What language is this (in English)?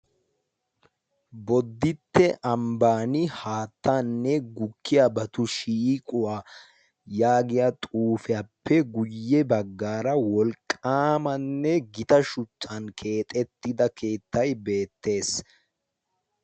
Wolaytta